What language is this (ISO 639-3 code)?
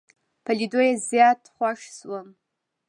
pus